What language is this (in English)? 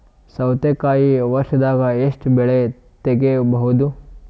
Kannada